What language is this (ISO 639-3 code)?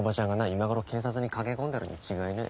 jpn